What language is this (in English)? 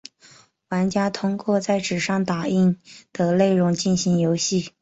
Chinese